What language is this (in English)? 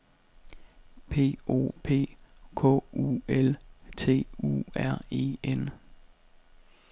Danish